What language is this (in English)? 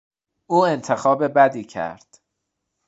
Persian